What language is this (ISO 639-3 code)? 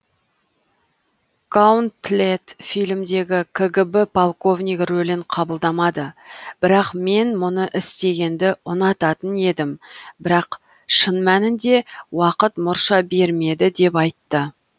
kaz